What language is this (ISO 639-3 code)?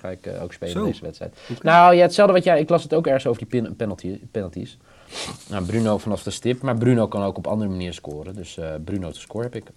nld